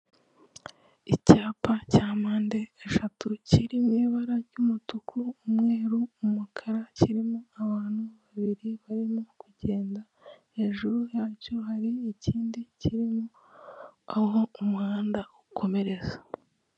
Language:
Kinyarwanda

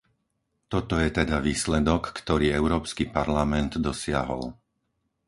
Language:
Slovak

